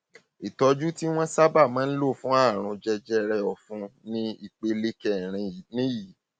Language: Yoruba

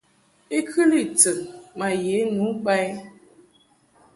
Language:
Mungaka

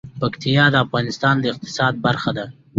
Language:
Pashto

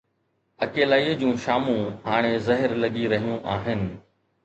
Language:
Sindhi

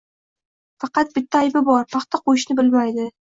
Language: Uzbek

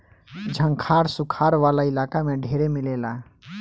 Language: Bhojpuri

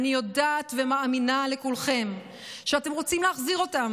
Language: Hebrew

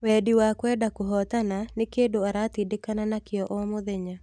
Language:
Kikuyu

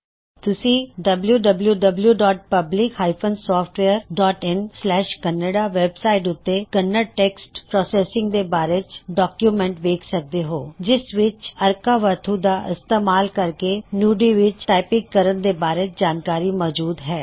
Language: Punjabi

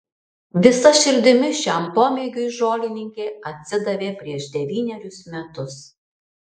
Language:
Lithuanian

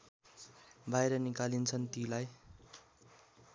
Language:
Nepali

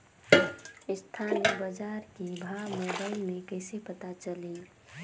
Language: Chhattisgarhi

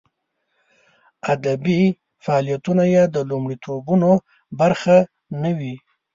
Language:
Pashto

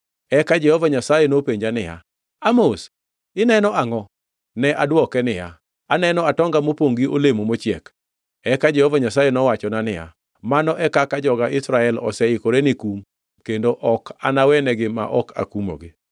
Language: Luo (Kenya and Tanzania)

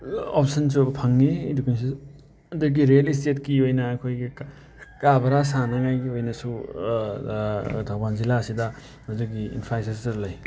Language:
Manipuri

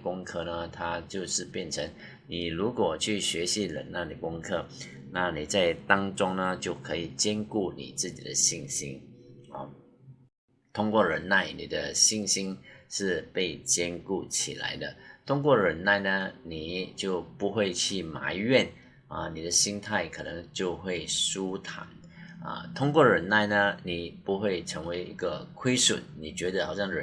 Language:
Chinese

